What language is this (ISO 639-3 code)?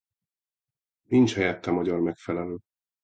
hun